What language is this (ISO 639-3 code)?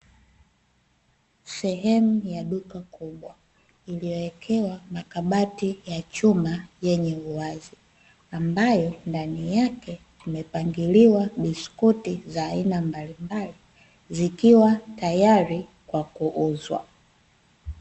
swa